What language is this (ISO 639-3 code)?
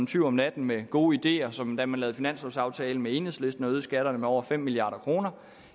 dan